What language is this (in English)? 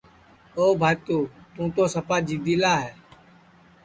Sansi